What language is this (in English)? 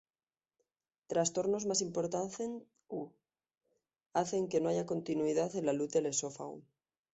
Spanish